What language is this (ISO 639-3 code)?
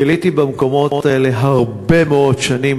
heb